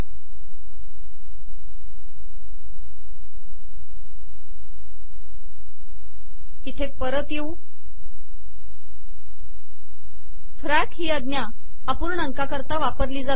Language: Marathi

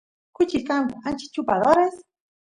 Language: Santiago del Estero Quichua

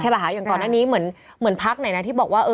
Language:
Thai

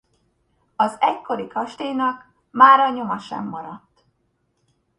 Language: Hungarian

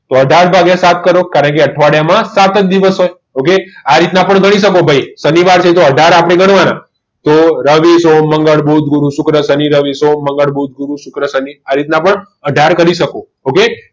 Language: Gujarati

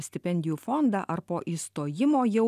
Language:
Lithuanian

